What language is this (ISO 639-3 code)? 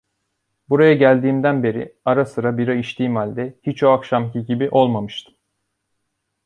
tur